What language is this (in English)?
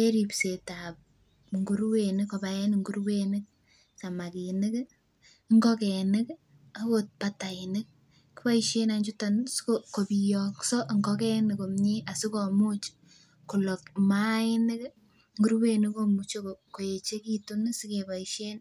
Kalenjin